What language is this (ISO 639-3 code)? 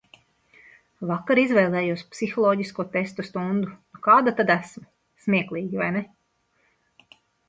lav